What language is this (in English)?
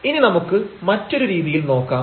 Malayalam